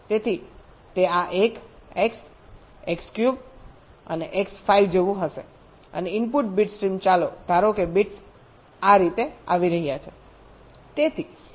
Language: Gujarati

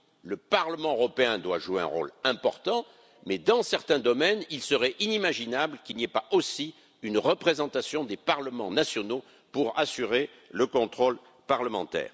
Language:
French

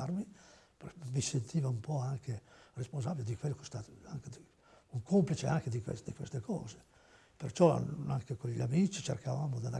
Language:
Italian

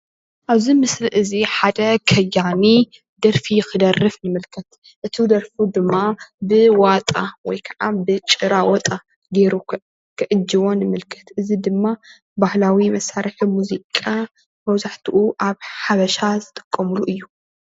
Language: Tigrinya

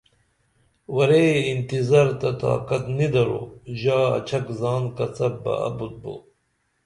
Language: Dameli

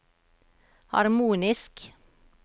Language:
Norwegian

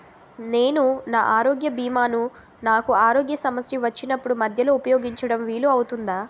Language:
Telugu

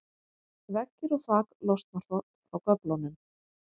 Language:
Icelandic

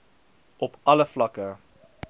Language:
Afrikaans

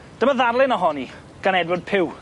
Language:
Welsh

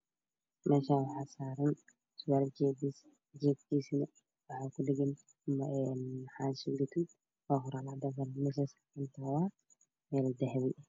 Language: Somali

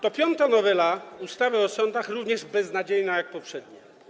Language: Polish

